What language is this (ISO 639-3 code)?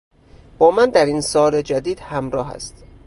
fas